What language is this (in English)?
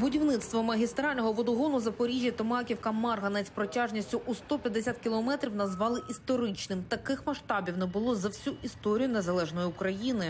Ukrainian